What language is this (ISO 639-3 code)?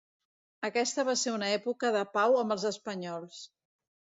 cat